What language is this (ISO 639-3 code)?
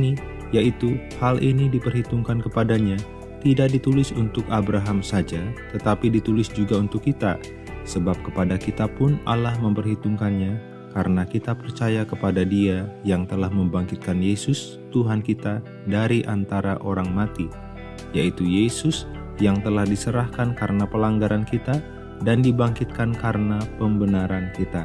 ind